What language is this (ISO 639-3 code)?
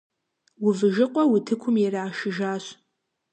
kbd